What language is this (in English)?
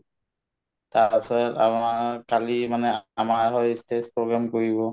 Assamese